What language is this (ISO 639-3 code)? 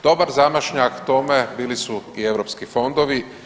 hrv